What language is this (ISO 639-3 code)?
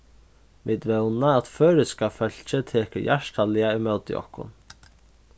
fao